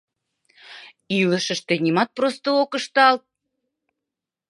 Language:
Mari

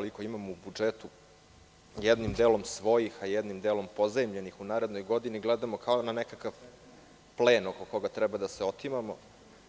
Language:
Serbian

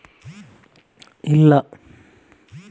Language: Kannada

